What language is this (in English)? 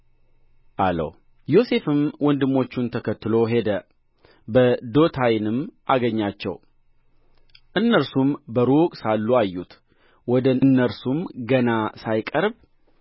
Amharic